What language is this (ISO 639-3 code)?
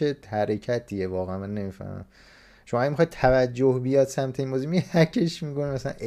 fas